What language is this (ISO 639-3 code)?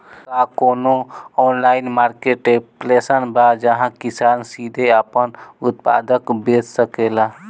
bho